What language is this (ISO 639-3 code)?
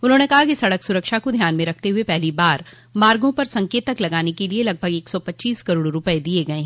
hin